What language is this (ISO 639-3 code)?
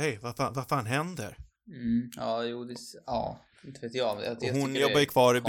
swe